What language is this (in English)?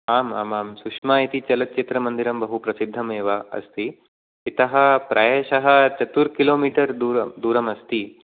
Sanskrit